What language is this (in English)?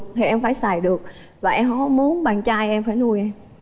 Vietnamese